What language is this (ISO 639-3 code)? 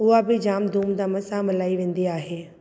snd